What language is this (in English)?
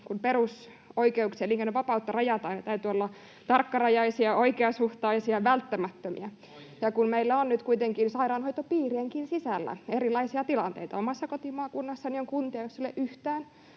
Finnish